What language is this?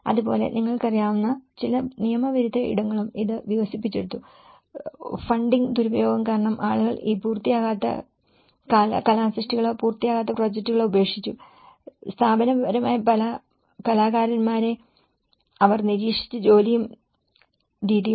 Malayalam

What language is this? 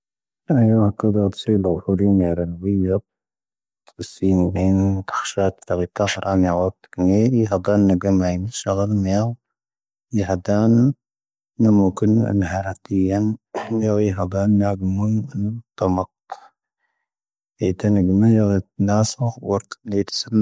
Tahaggart Tamahaq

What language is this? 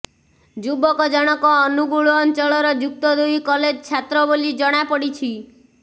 Odia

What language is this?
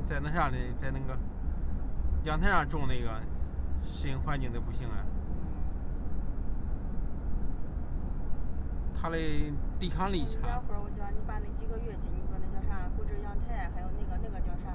Chinese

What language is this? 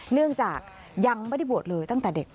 Thai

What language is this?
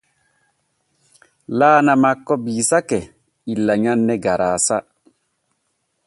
Borgu Fulfulde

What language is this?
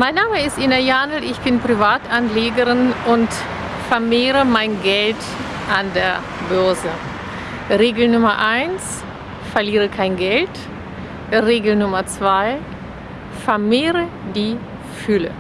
German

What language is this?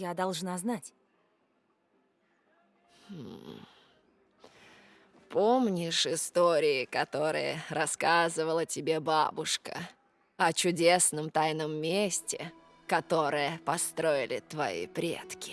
Russian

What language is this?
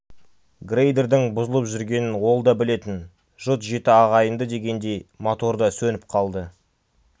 Kazakh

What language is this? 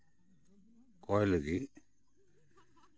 Santali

